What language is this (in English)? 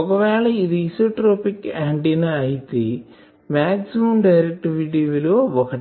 Telugu